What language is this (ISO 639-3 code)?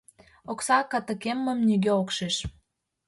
chm